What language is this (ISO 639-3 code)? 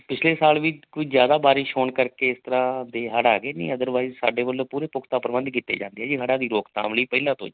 pan